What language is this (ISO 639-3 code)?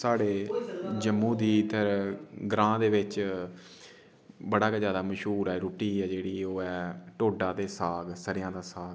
doi